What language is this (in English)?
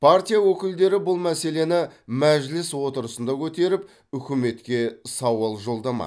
Kazakh